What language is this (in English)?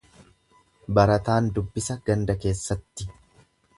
Oromo